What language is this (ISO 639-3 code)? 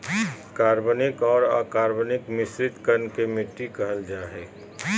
mag